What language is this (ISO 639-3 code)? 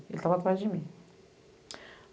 por